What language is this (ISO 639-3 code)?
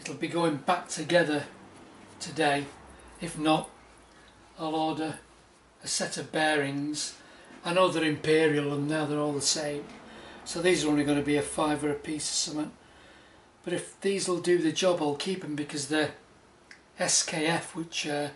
eng